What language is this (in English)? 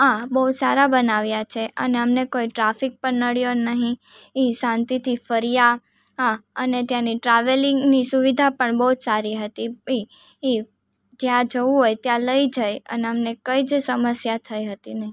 Gujarati